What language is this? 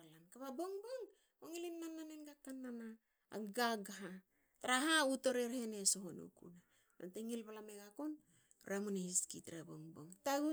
Hakö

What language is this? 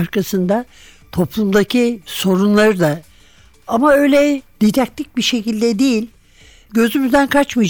Turkish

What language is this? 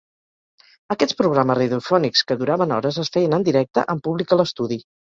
Catalan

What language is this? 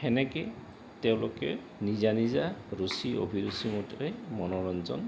Assamese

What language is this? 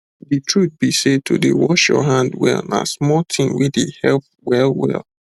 Nigerian Pidgin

